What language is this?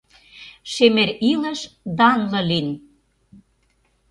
Mari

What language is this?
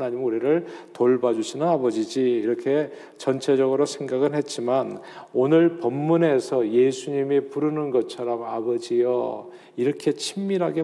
Korean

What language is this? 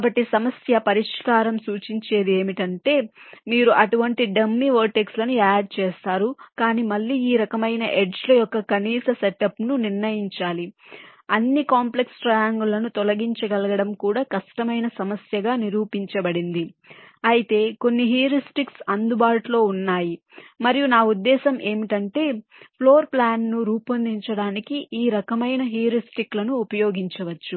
Telugu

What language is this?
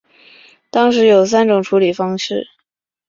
Chinese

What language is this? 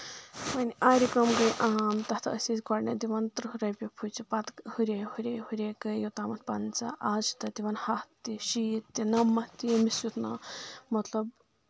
Kashmiri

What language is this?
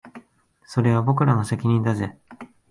Japanese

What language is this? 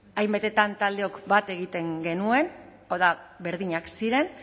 Basque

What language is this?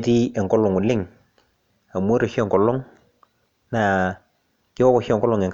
Masai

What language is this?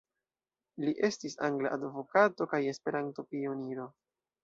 Esperanto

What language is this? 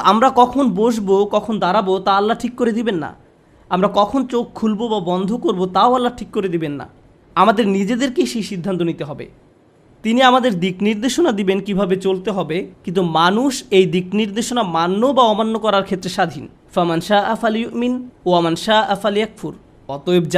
Bangla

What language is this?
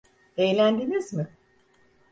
Turkish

